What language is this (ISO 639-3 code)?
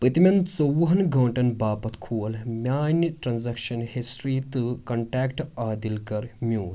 kas